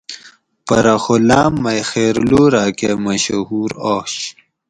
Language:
Gawri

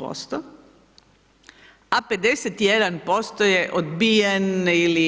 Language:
Croatian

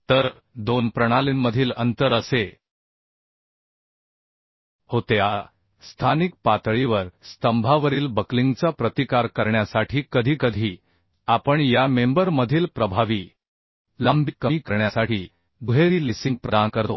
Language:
Marathi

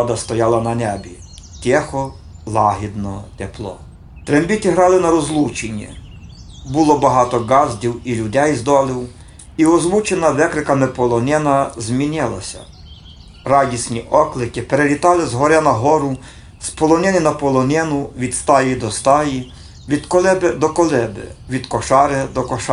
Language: Ukrainian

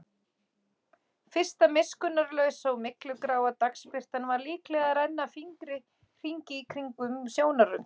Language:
Icelandic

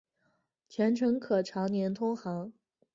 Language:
Chinese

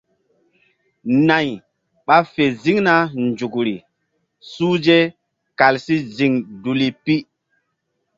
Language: Mbum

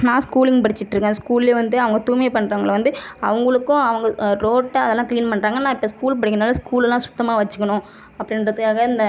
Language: Tamil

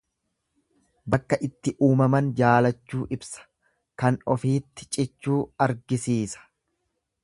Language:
Oromo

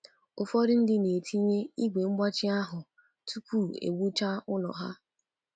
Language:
Igbo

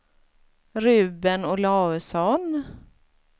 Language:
Swedish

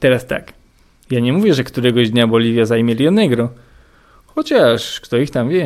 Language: Polish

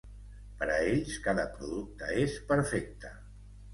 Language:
Catalan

